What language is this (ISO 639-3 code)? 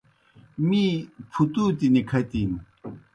plk